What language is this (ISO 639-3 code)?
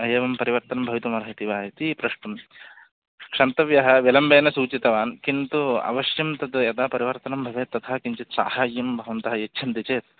san